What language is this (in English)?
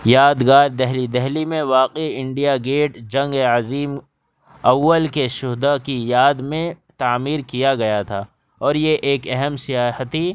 Urdu